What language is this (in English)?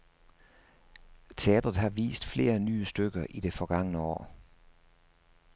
Danish